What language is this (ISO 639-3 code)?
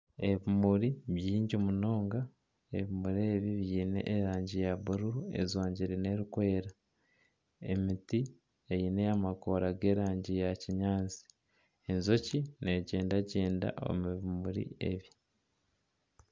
nyn